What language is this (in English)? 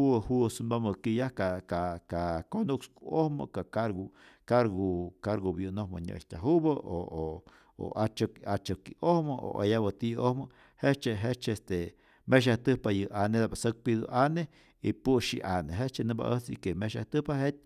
Rayón Zoque